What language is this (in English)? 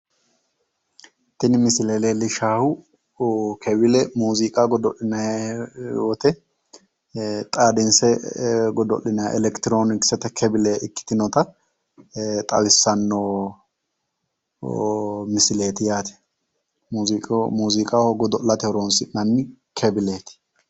Sidamo